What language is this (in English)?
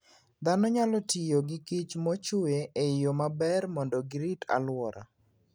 Luo (Kenya and Tanzania)